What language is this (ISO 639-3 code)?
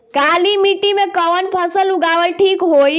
bho